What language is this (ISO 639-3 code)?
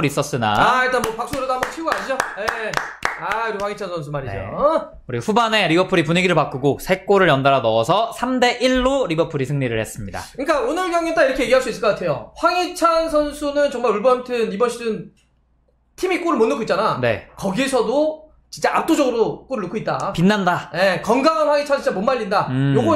kor